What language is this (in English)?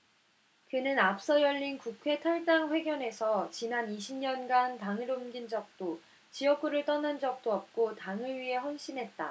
Korean